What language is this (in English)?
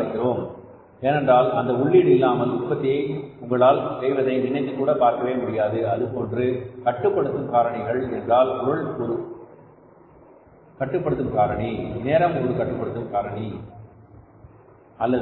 Tamil